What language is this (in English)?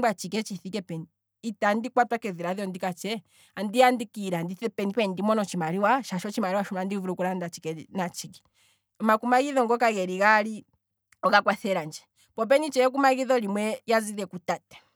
Kwambi